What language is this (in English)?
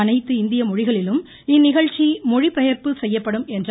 Tamil